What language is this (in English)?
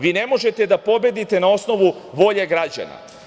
Serbian